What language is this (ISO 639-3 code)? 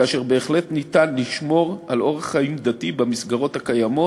heb